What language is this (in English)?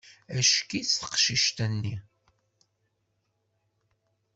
Kabyle